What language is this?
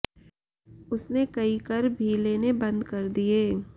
Hindi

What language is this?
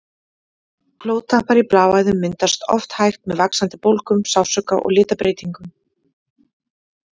Icelandic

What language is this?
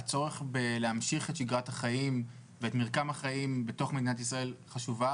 Hebrew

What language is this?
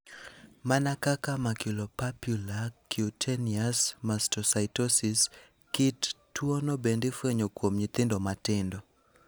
Luo (Kenya and Tanzania)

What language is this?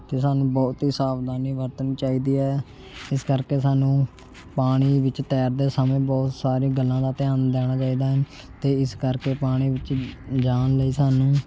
Punjabi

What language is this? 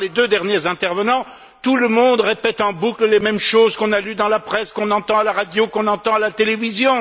French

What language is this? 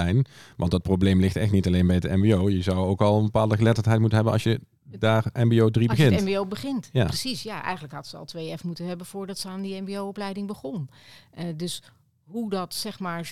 Dutch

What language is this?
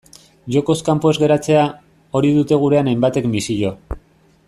Basque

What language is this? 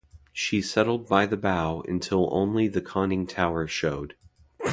English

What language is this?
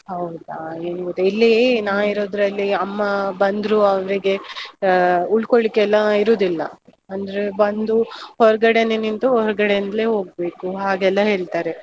Kannada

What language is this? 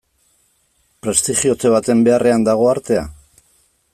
Basque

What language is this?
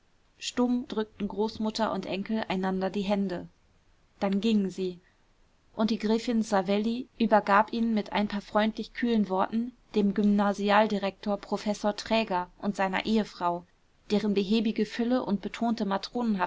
German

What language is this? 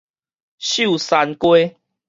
Min Nan Chinese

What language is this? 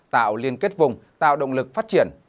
Vietnamese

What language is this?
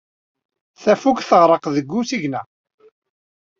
Kabyle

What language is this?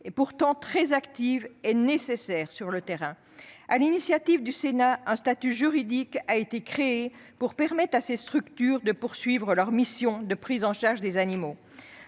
French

